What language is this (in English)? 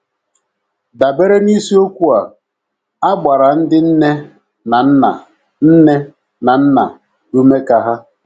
Igbo